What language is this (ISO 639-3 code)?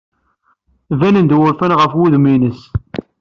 kab